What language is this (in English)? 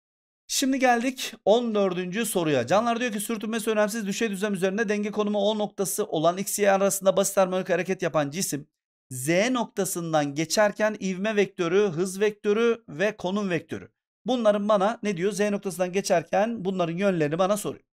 Turkish